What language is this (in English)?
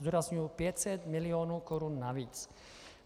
Czech